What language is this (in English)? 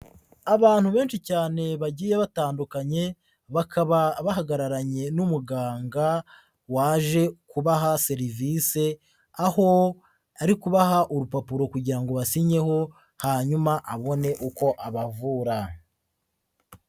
Kinyarwanda